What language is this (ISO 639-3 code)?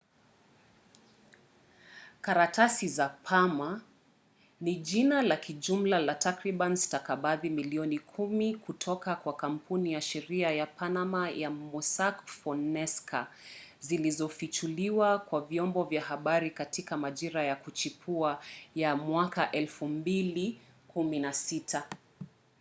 swa